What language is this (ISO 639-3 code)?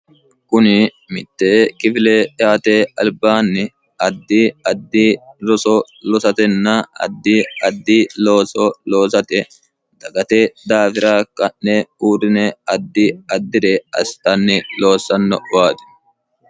sid